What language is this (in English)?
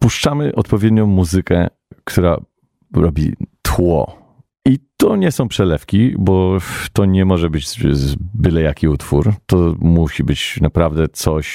Polish